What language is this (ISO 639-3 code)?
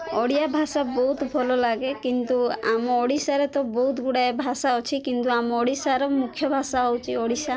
ori